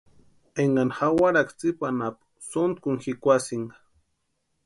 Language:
Western Highland Purepecha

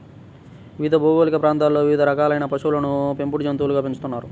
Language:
Telugu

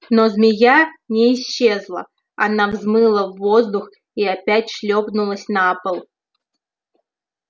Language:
Russian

